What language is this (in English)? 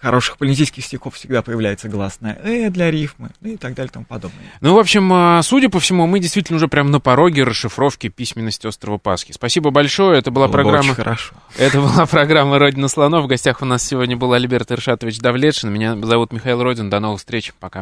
Russian